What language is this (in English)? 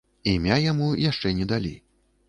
Belarusian